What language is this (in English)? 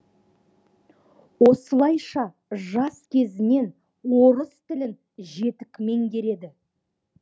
Kazakh